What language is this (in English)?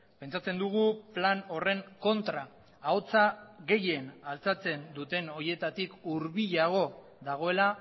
Basque